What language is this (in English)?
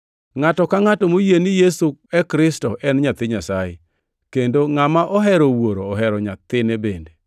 Luo (Kenya and Tanzania)